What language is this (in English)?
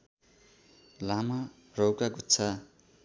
Nepali